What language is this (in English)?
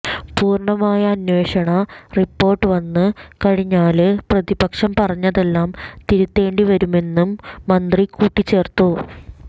Malayalam